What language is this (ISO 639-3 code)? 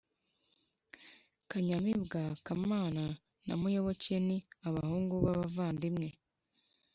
kin